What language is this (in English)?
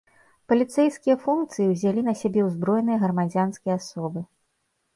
Belarusian